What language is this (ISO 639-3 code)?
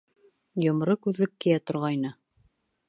bak